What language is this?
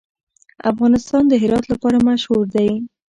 Pashto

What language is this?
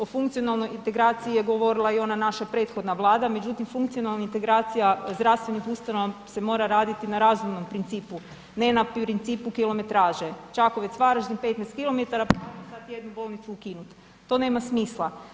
Croatian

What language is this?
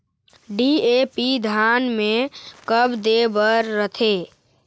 Chhattisgarhi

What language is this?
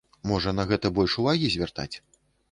Belarusian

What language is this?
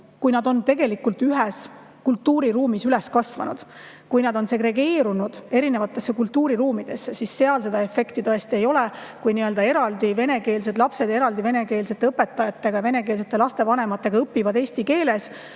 Estonian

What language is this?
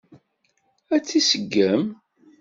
Kabyle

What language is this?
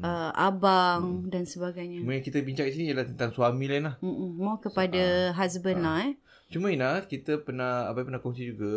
Malay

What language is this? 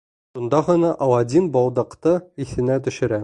Bashkir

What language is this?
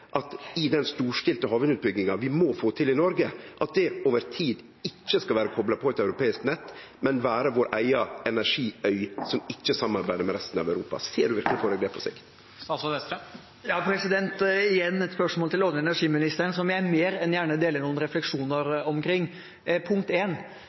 Norwegian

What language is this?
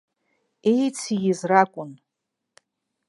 Abkhazian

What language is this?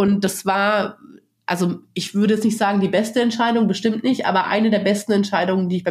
German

